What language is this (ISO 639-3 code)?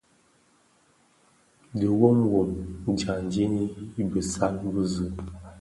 ksf